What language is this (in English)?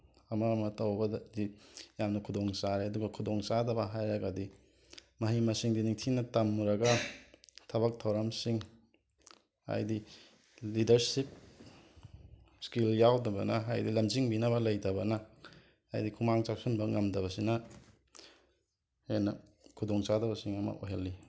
Manipuri